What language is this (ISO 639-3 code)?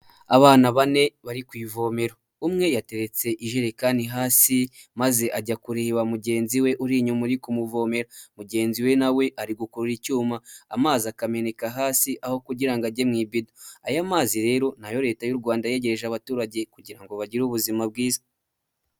kin